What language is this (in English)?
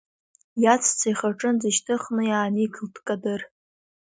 Abkhazian